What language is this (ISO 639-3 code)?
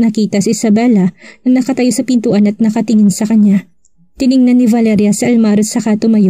fil